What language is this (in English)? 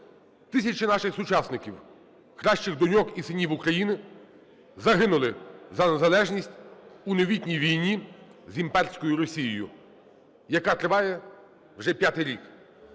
Ukrainian